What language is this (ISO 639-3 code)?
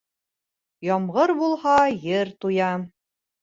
bak